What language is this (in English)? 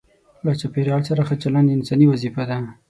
Pashto